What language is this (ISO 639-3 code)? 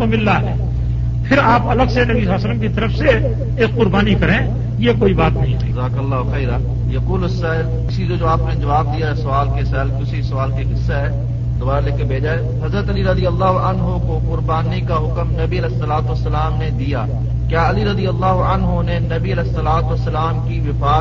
urd